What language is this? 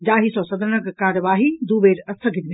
Maithili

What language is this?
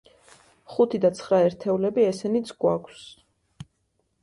Georgian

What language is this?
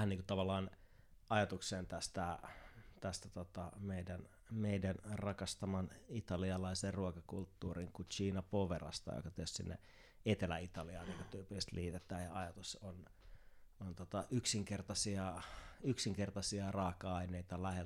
Finnish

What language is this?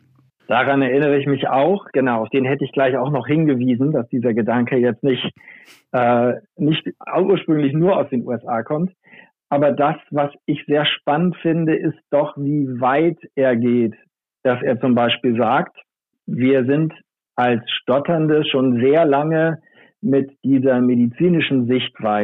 German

